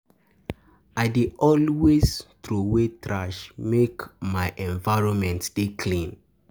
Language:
Nigerian Pidgin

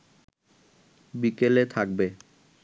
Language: Bangla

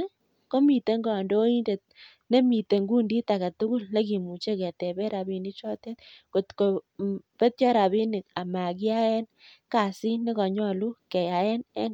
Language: Kalenjin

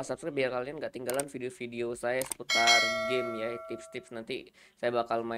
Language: Indonesian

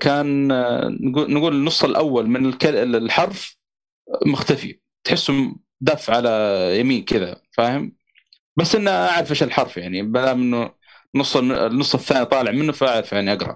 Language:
Arabic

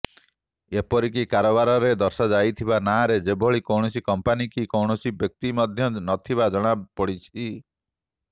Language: Odia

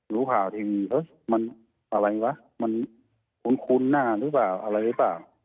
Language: Thai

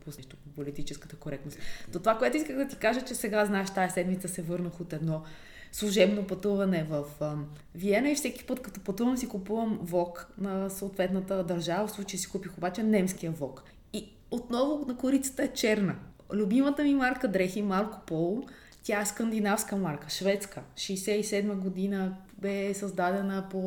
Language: Bulgarian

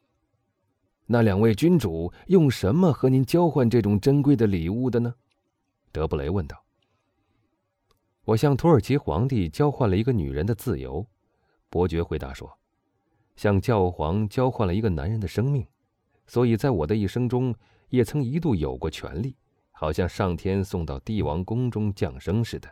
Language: Chinese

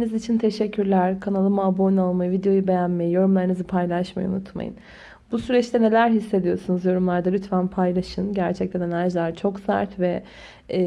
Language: Turkish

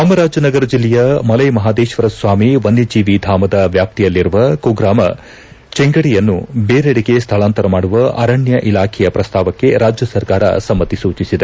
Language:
Kannada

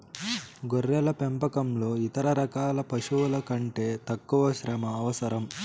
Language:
Telugu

